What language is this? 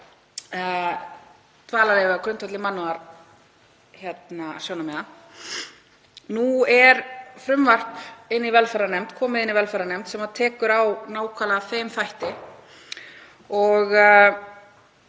Icelandic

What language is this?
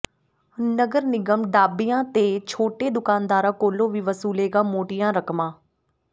Punjabi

